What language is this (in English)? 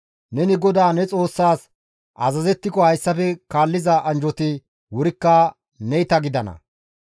Gamo